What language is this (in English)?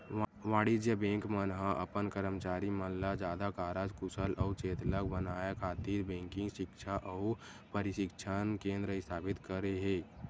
Chhattisgarhi